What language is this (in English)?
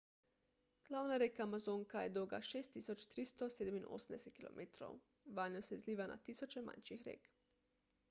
Slovenian